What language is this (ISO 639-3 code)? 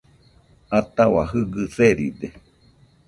hux